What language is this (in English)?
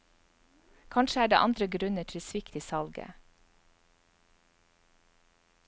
Norwegian